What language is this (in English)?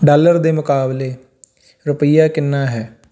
Punjabi